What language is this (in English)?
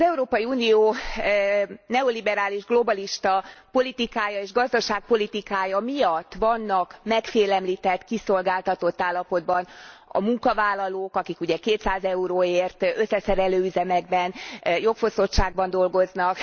Hungarian